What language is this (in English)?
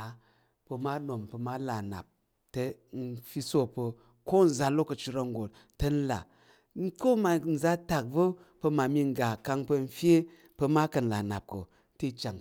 Tarok